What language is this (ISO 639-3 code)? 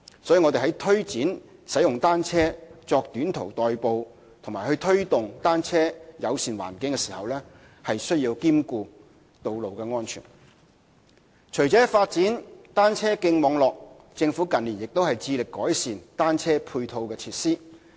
yue